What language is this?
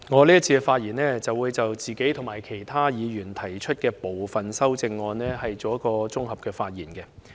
Cantonese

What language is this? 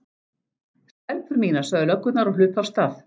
Icelandic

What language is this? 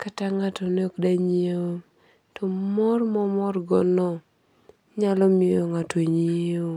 Luo (Kenya and Tanzania)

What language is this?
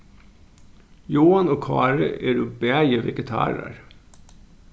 Faroese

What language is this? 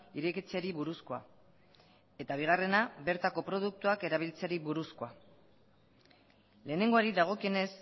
Basque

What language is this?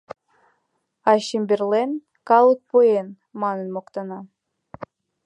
Mari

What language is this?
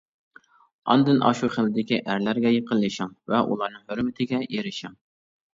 Uyghur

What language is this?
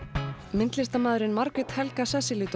Icelandic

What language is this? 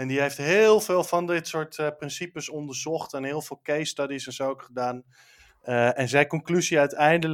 Dutch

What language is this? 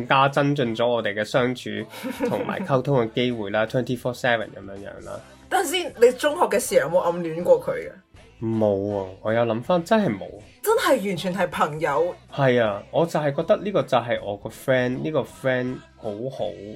Chinese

